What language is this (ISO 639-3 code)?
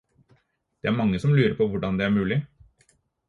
nob